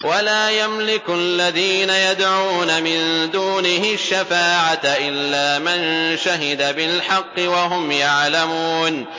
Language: Arabic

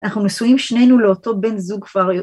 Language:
Hebrew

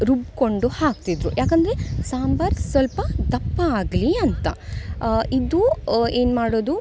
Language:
Kannada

